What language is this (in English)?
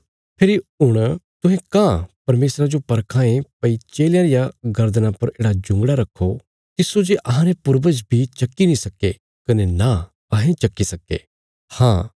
Bilaspuri